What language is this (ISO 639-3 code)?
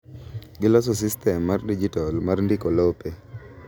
luo